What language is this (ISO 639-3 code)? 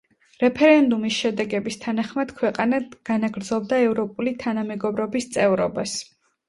kat